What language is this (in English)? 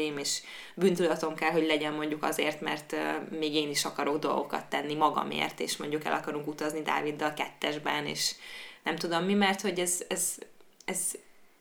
Hungarian